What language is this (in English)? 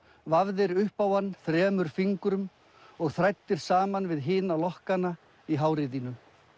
Icelandic